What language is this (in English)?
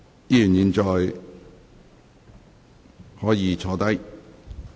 Cantonese